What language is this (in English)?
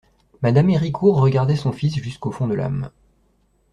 French